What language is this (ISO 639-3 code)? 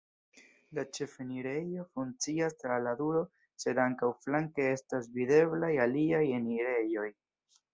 epo